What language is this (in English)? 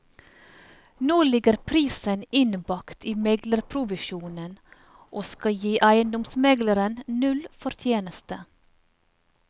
Norwegian